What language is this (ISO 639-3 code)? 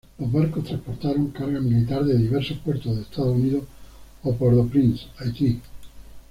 spa